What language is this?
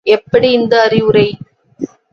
Tamil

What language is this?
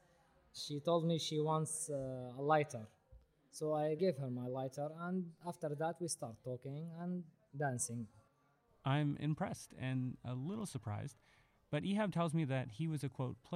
English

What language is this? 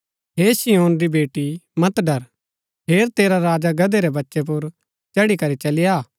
Gaddi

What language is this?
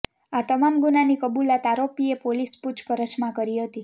Gujarati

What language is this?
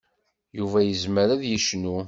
Kabyle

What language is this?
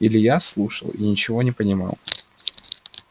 Russian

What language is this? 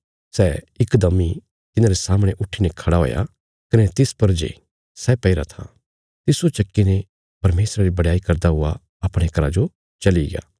Bilaspuri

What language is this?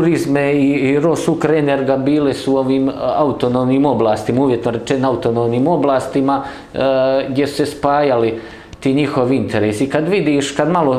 Croatian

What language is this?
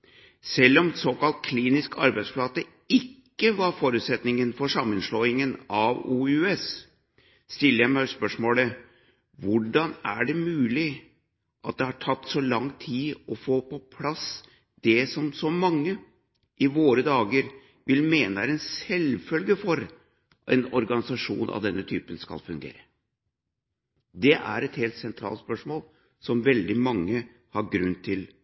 Norwegian Bokmål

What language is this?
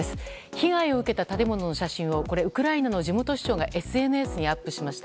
Japanese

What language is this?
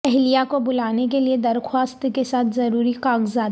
Urdu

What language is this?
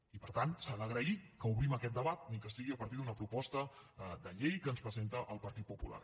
Catalan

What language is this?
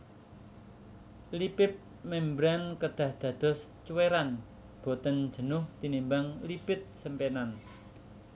Javanese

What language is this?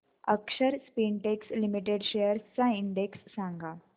Marathi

